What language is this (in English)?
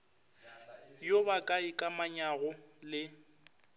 Northern Sotho